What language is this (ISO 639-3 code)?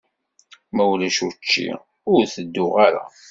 kab